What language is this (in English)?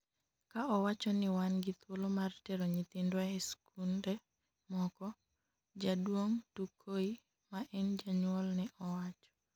Luo (Kenya and Tanzania)